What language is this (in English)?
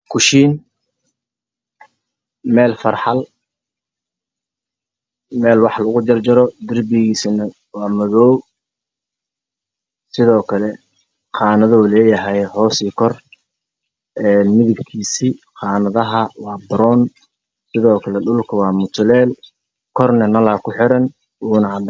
Somali